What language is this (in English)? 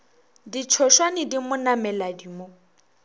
Northern Sotho